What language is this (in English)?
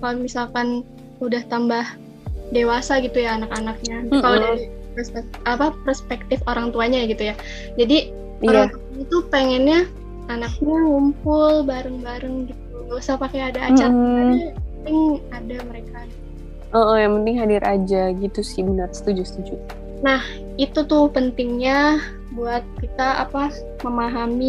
Indonesian